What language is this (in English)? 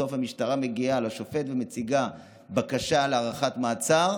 Hebrew